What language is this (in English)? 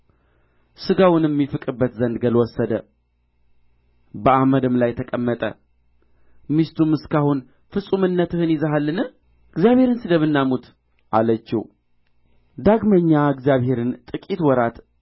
Amharic